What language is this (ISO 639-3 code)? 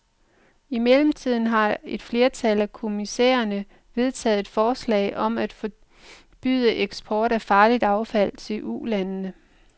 dan